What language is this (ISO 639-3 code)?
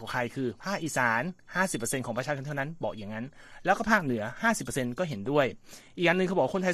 tha